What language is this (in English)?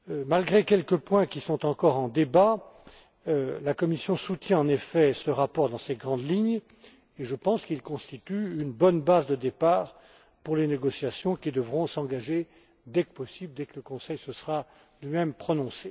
French